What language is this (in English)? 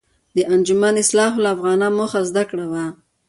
Pashto